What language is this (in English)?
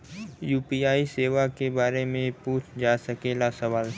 Bhojpuri